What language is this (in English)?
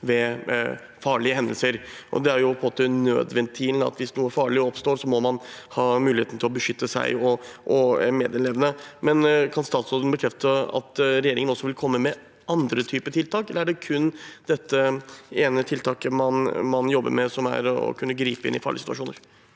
Norwegian